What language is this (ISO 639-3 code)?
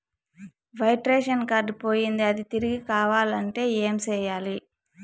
tel